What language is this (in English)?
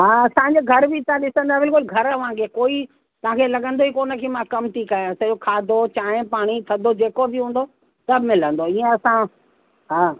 Sindhi